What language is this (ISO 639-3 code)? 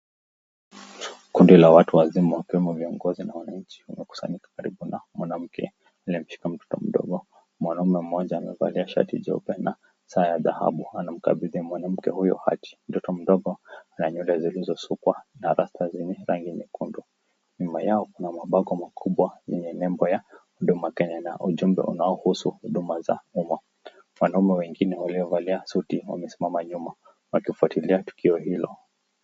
swa